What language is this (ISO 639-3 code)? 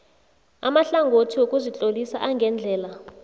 nbl